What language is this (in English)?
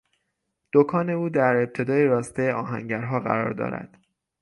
Persian